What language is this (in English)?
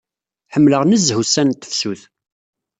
Kabyle